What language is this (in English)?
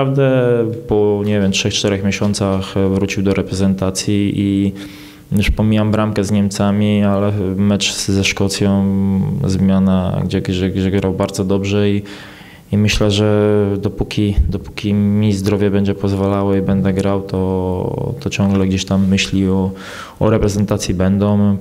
Polish